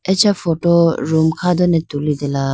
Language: Idu-Mishmi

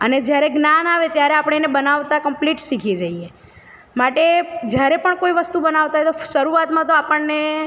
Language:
Gujarati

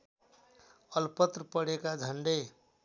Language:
Nepali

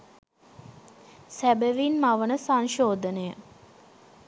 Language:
Sinhala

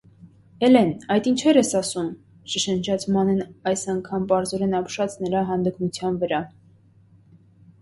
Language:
Armenian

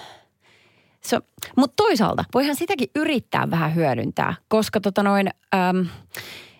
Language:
Finnish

